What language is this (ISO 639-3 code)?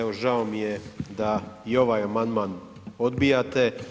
hrv